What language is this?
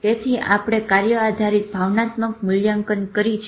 Gujarati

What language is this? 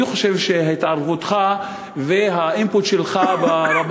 Hebrew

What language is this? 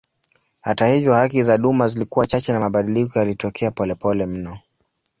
Swahili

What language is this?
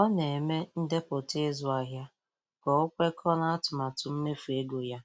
Igbo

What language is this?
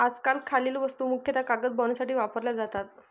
Marathi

